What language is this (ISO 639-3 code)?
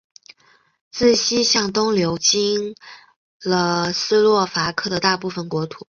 zho